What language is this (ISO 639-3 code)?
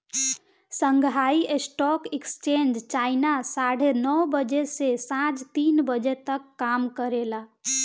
bho